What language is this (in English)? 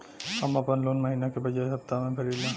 Bhojpuri